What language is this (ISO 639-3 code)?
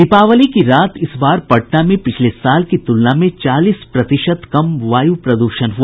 hin